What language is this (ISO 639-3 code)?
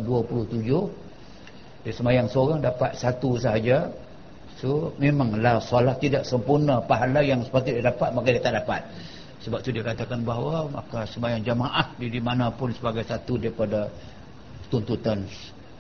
msa